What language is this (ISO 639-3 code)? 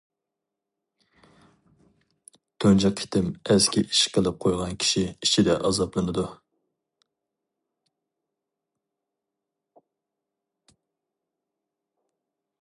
uig